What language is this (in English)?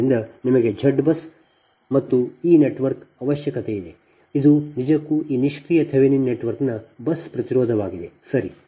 Kannada